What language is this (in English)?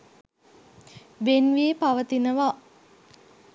Sinhala